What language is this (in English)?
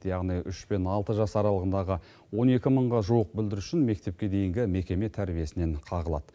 Kazakh